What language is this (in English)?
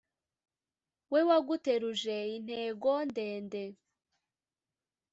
Kinyarwanda